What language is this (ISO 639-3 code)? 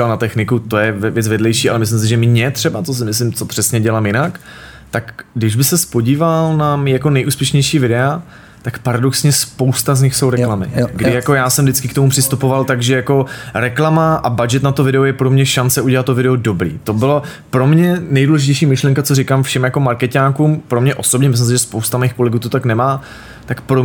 ces